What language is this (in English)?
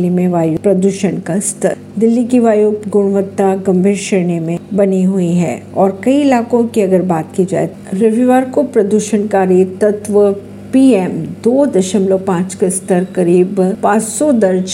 Hindi